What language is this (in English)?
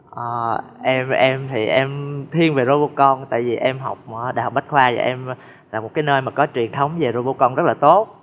Vietnamese